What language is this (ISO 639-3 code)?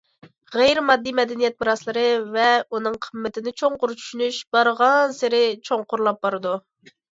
uig